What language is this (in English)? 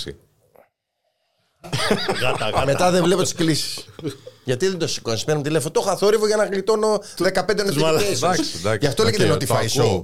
Greek